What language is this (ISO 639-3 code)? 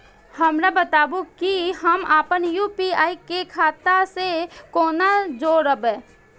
mai